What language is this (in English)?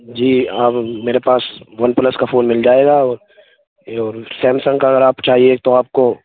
Urdu